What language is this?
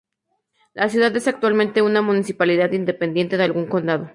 Spanish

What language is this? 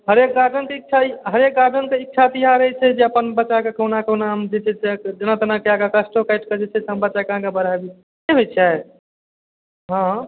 Maithili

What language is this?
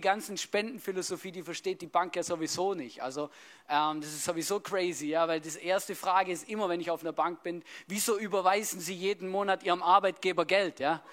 German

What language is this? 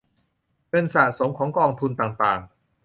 Thai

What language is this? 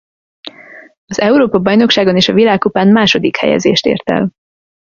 Hungarian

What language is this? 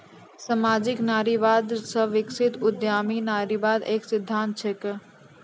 Maithili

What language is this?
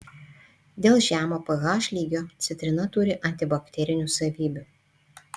Lithuanian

